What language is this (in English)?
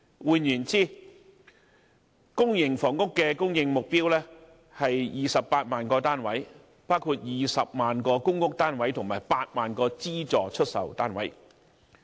Cantonese